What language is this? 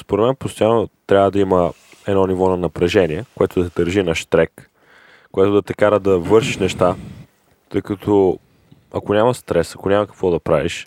Bulgarian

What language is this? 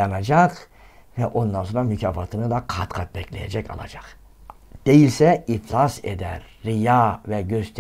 Turkish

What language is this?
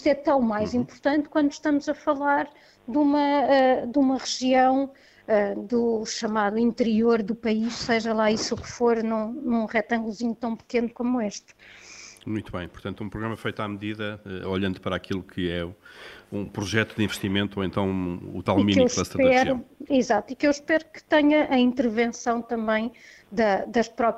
Portuguese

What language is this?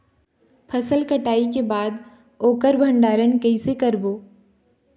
Chhattisgarhi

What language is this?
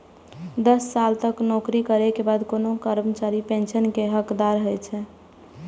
Maithili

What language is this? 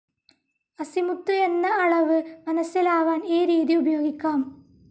Malayalam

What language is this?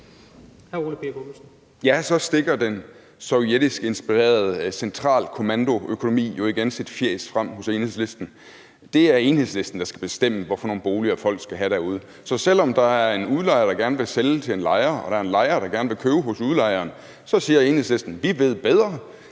Danish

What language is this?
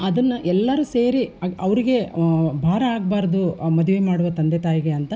Kannada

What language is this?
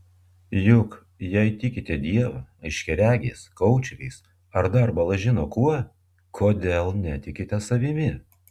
Lithuanian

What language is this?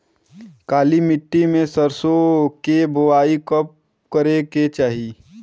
Bhojpuri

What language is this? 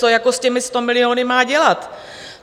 Czech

